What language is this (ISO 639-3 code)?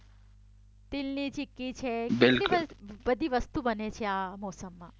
guj